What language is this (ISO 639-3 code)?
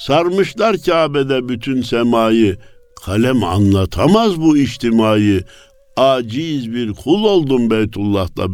tur